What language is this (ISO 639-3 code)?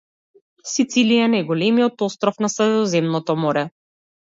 mkd